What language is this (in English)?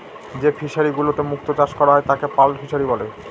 Bangla